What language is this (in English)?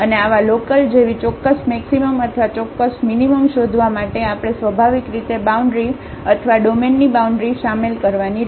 Gujarati